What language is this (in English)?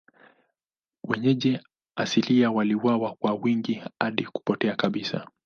Swahili